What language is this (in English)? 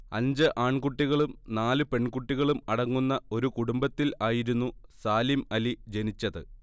Malayalam